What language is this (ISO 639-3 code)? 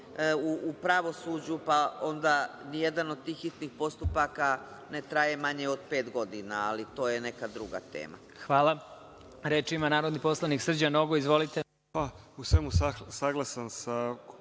srp